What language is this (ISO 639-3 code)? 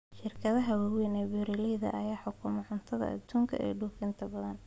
som